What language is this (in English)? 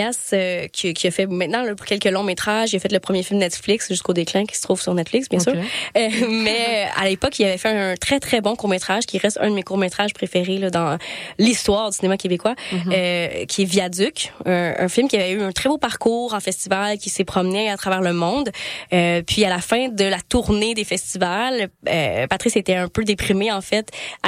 French